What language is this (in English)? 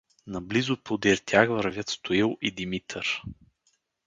Bulgarian